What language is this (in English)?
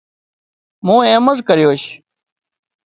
Wadiyara Koli